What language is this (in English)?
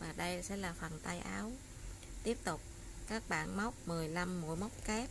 Vietnamese